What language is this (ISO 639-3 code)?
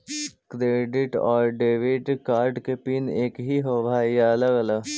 mag